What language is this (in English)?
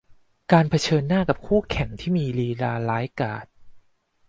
Thai